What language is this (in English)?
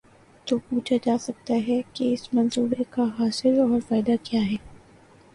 Urdu